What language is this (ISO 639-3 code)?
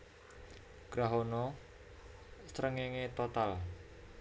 jav